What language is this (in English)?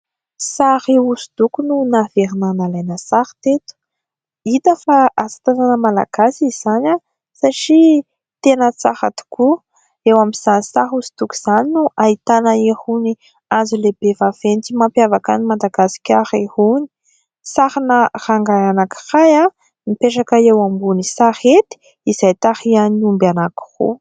Malagasy